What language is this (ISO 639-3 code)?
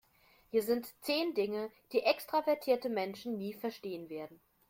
deu